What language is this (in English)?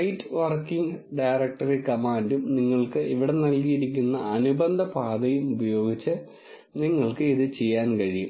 Malayalam